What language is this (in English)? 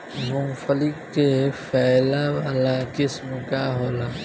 Bhojpuri